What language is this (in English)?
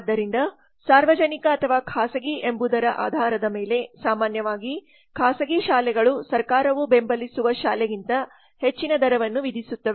Kannada